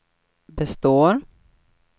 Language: Swedish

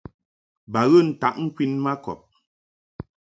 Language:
Mungaka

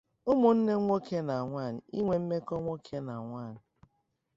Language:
Igbo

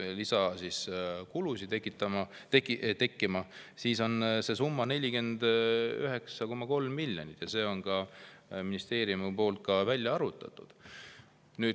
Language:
Estonian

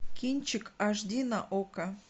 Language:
Russian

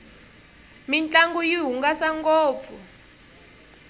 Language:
Tsonga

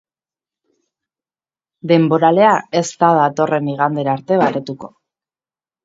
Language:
Basque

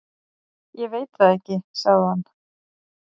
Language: Icelandic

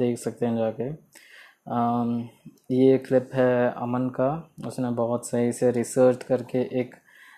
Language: Hindi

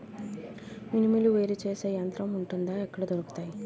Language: Telugu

